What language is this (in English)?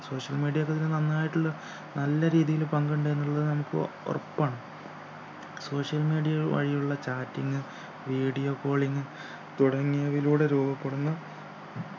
Malayalam